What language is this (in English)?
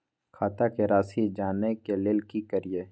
Maithili